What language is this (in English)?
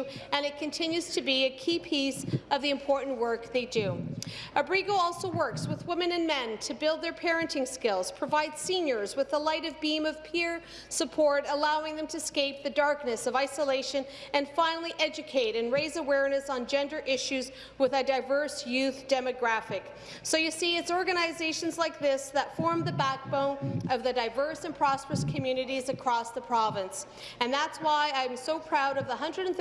English